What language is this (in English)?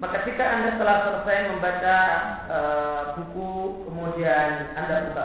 Malay